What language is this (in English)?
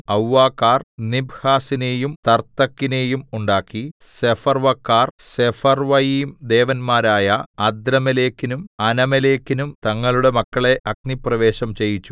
Malayalam